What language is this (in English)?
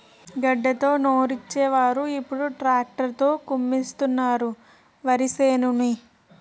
Telugu